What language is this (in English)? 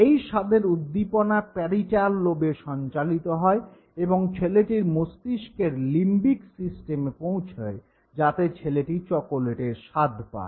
Bangla